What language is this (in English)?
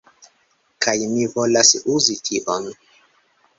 Esperanto